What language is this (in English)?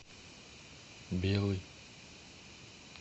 Russian